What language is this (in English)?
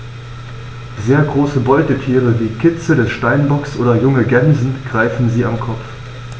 German